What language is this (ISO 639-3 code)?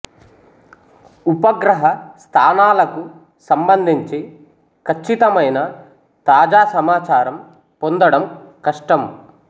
tel